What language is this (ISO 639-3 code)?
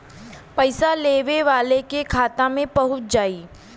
bho